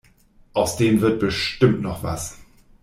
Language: German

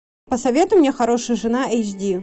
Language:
Russian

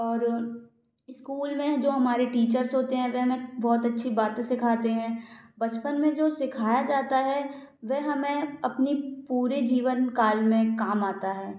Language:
Hindi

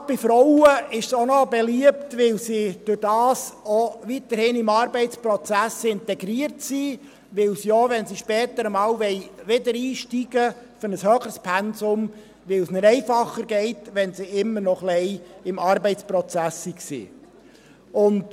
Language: Swiss German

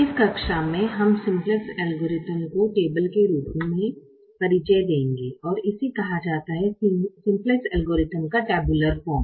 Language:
Hindi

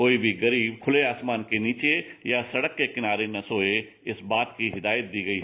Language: Hindi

